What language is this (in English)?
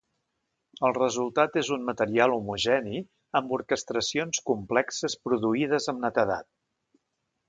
Catalan